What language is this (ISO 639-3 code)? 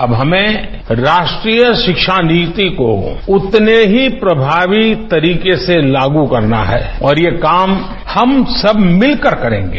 hin